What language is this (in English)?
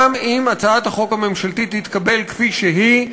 Hebrew